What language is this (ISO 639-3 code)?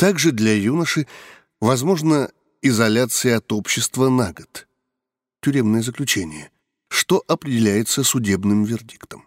rus